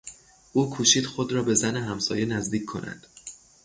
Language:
Persian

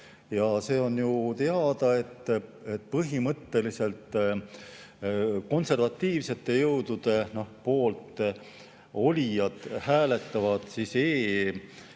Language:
Estonian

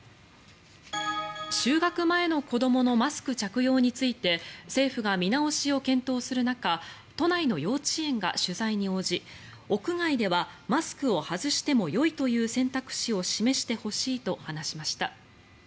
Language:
Japanese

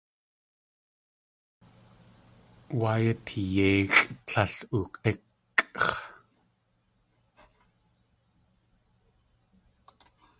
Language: Tlingit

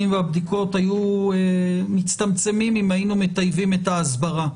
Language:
Hebrew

